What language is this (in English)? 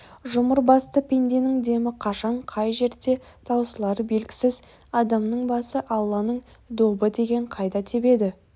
Kazakh